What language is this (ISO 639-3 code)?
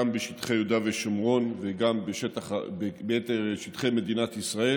heb